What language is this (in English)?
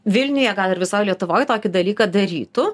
Lithuanian